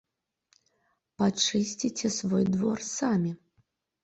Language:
Belarusian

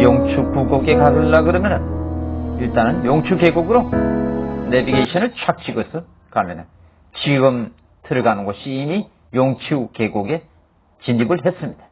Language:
Korean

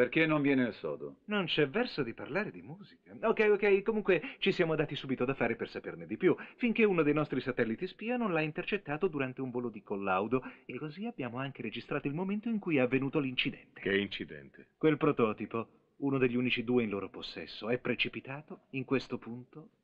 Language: Italian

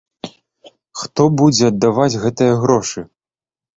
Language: Belarusian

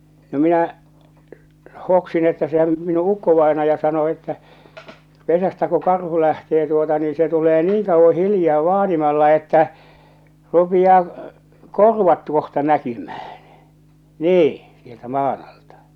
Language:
Finnish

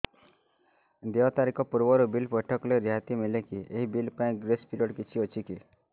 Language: Odia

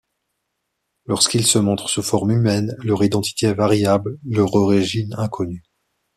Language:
French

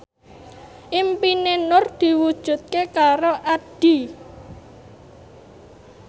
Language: Javanese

